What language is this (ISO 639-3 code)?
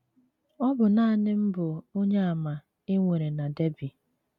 ibo